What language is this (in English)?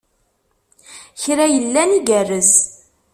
Kabyle